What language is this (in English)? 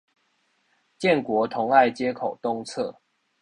Chinese